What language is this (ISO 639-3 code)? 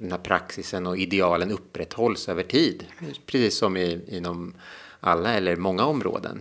swe